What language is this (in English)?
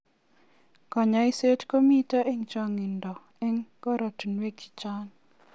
Kalenjin